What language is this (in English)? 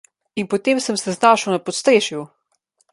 Slovenian